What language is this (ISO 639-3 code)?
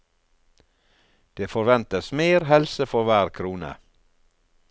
nor